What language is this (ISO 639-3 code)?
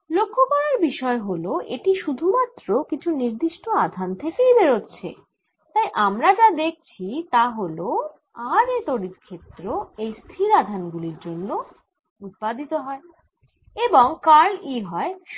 ben